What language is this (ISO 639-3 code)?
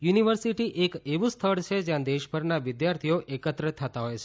guj